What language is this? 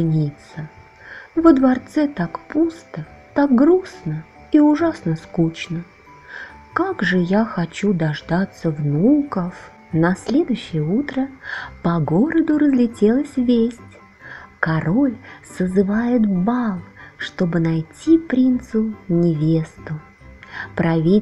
Russian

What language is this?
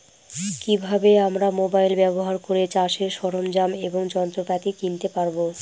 Bangla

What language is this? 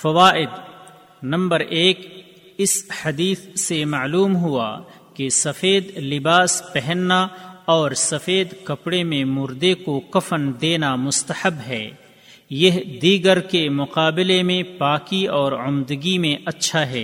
Urdu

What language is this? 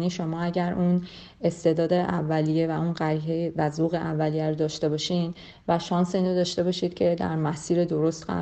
Persian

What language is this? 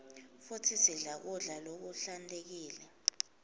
Swati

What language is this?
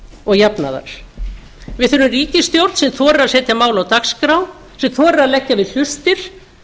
Icelandic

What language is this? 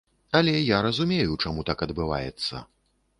Belarusian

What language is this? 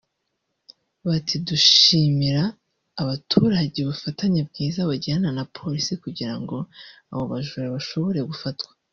Kinyarwanda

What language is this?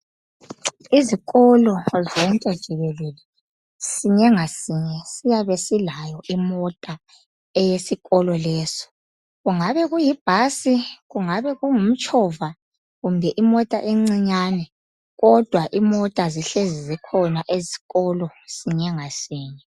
North Ndebele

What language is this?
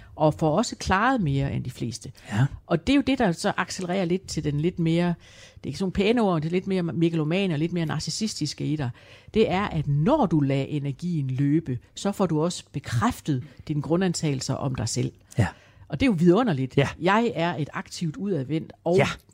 Danish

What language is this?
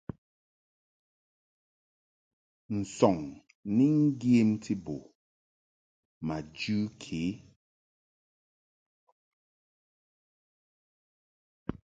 Mungaka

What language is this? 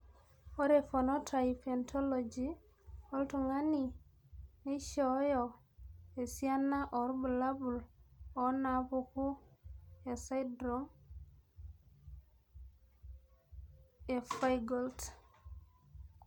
Masai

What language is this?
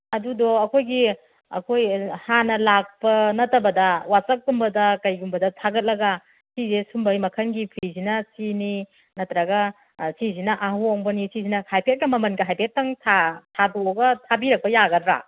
Manipuri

